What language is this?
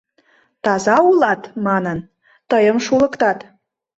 Mari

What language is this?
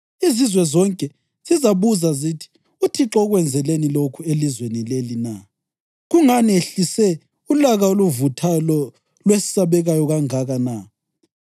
North Ndebele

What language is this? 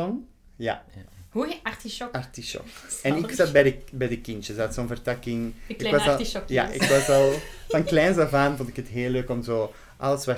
Dutch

